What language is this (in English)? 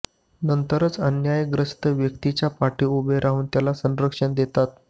Marathi